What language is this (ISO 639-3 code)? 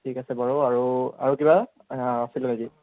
asm